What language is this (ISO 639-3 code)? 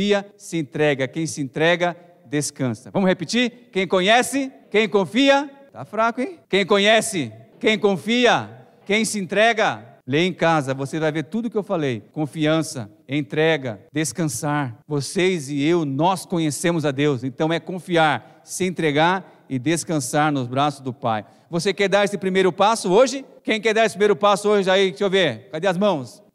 por